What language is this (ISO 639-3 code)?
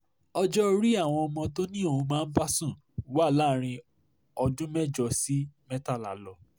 yor